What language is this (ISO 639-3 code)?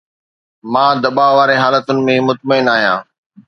snd